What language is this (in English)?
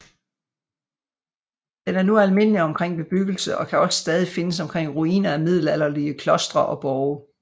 Danish